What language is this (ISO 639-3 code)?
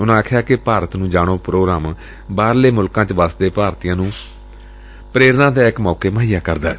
pan